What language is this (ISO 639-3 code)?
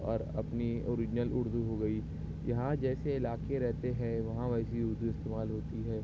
urd